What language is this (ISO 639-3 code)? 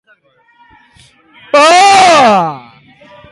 eus